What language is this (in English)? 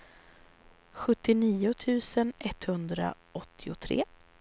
Swedish